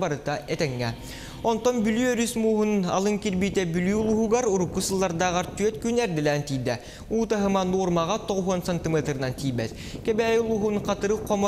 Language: Russian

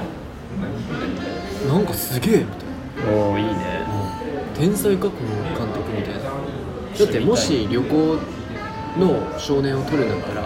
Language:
Japanese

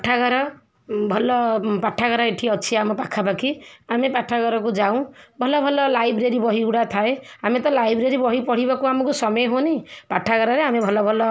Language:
Odia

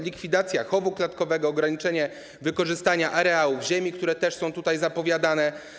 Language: Polish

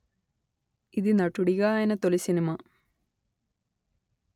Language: Telugu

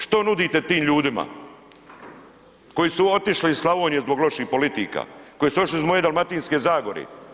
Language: Croatian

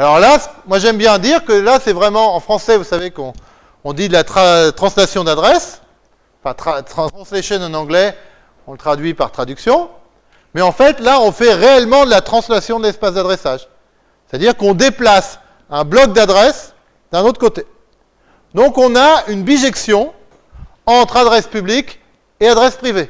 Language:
French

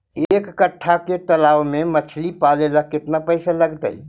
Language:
Magahi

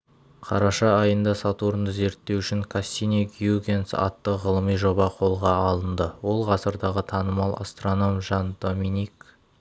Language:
Kazakh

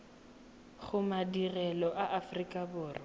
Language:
Tswana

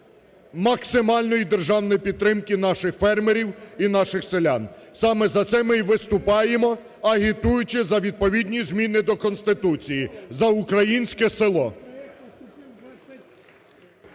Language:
Ukrainian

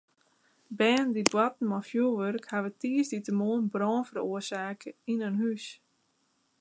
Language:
Western Frisian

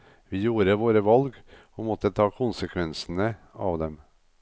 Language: Norwegian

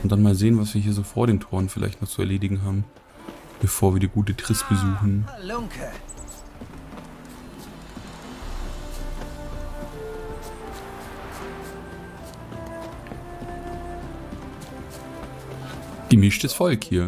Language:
German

